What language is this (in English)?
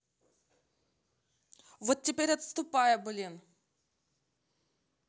Russian